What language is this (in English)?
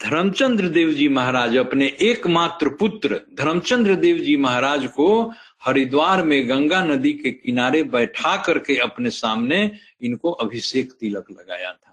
Hindi